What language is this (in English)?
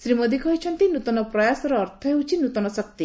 Odia